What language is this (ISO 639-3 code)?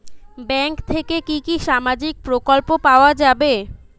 ben